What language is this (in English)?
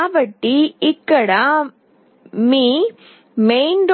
Telugu